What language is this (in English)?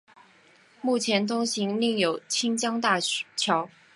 Chinese